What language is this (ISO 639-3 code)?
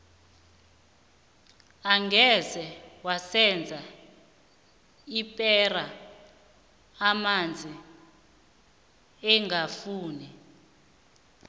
nbl